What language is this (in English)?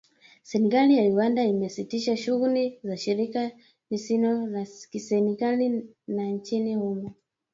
Swahili